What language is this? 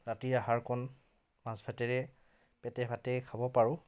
Assamese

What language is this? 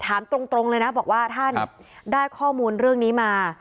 Thai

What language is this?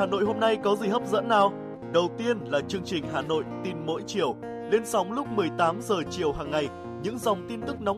Vietnamese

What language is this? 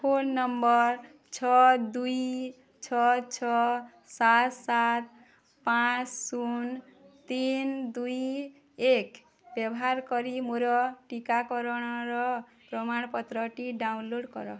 Odia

